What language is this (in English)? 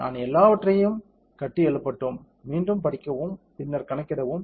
Tamil